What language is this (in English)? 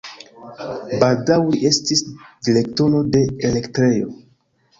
Esperanto